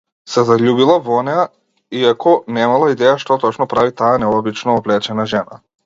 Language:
Macedonian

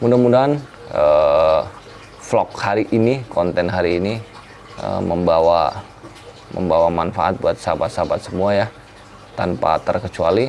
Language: Indonesian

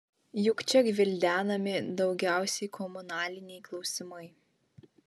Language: Lithuanian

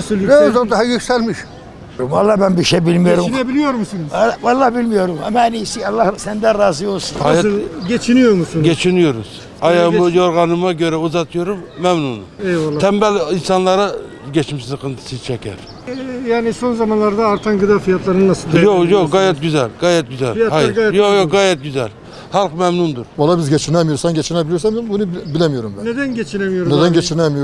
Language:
Turkish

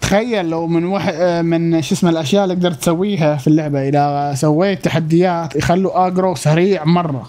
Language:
Arabic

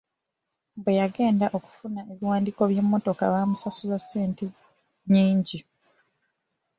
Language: Ganda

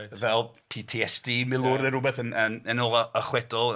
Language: Welsh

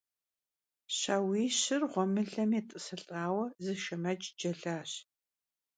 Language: Kabardian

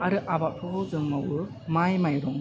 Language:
Bodo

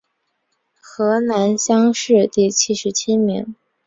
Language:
Chinese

